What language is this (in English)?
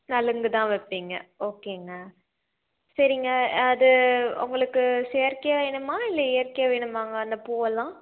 Tamil